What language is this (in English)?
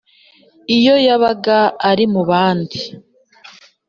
Kinyarwanda